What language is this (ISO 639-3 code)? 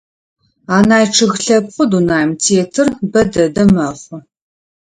ady